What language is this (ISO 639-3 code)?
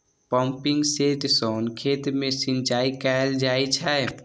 mai